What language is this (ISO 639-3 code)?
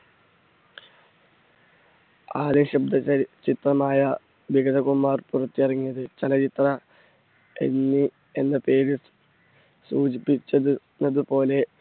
mal